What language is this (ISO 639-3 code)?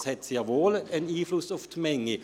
gsw